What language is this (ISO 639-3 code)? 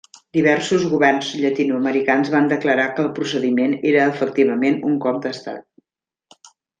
cat